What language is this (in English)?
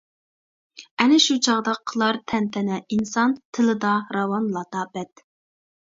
Uyghur